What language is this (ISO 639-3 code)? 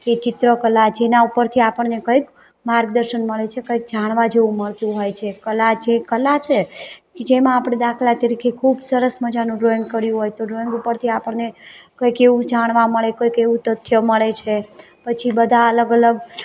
guj